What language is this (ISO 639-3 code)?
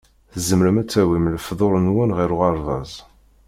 kab